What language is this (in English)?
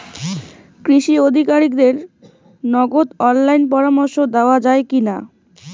Bangla